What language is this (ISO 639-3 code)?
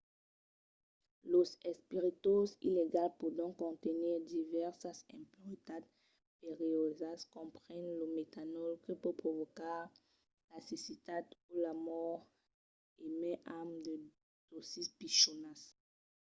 oci